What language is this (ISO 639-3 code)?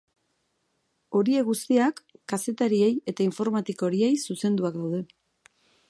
eus